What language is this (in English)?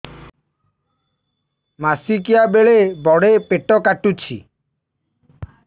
Odia